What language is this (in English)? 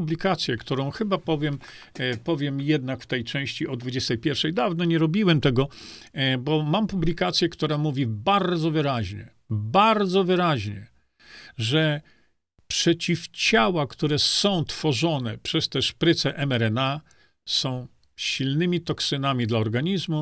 Polish